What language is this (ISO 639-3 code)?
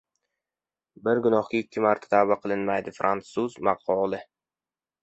uzb